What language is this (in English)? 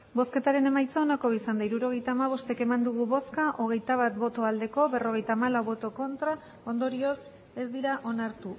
Basque